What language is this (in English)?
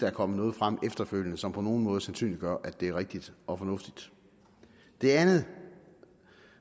Danish